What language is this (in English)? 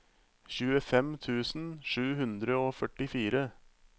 Norwegian